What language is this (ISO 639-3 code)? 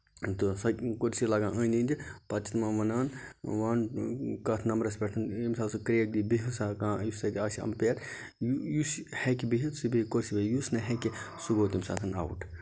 kas